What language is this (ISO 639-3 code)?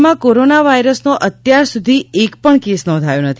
guj